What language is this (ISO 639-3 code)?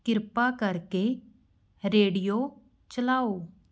pan